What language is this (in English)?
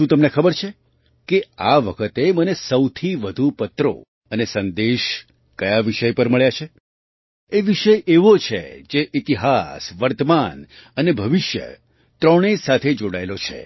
Gujarati